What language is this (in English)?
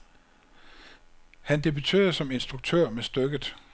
Danish